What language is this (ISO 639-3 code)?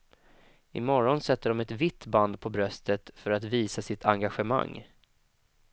swe